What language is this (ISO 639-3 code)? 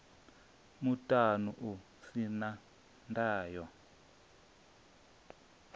ven